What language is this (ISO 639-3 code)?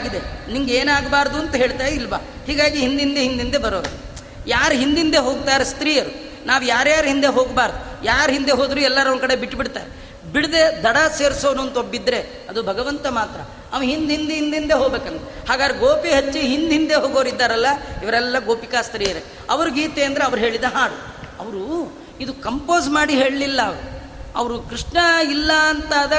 kan